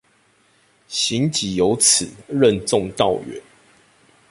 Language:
Chinese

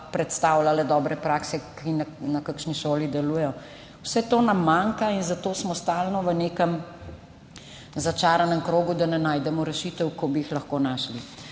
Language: Slovenian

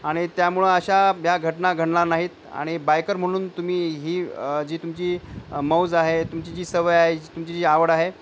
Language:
Marathi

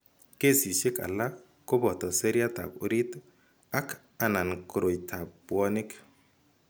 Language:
Kalenjin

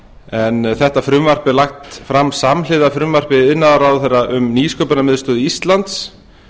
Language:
Icelandic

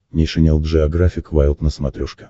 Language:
Russian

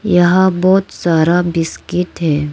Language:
Hindi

